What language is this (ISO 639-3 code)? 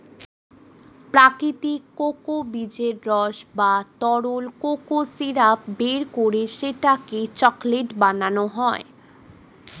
ben